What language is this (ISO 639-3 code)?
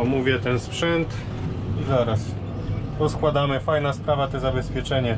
pol